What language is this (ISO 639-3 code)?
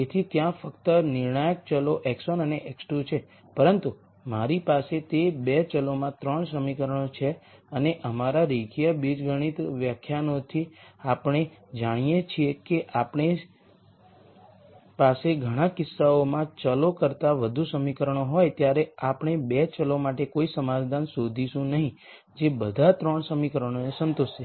guj